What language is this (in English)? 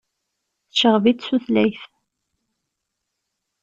Kabyle